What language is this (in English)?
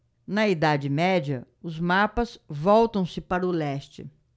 Portuguese